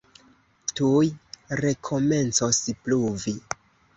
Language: Esperanto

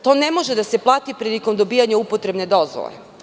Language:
Serbian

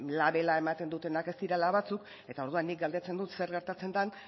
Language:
Basque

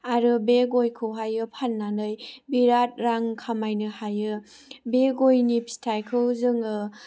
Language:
Bodo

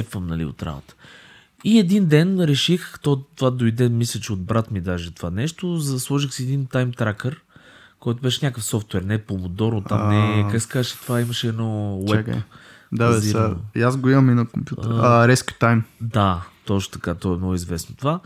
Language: Bulgarian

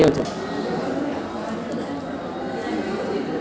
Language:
Telugu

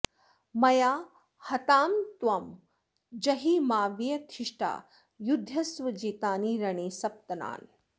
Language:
Sanskrit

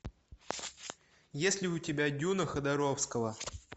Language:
Russian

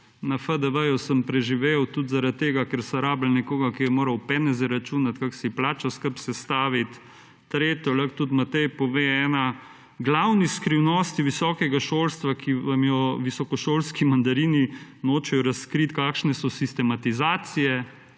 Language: Slovenian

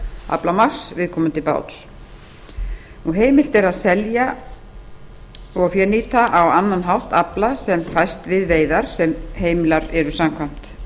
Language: Icelandic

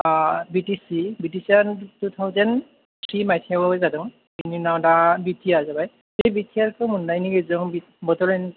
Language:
Bodo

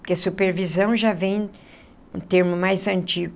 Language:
Portuguese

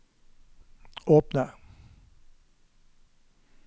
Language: Norwegian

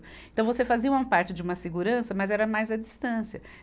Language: Portuguese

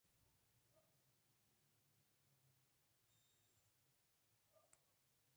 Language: Spanish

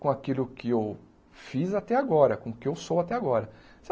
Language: Portuguese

